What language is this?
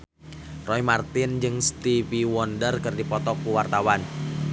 Sundanese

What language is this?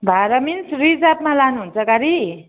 Nepali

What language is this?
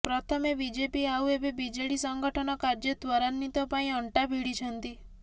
Odia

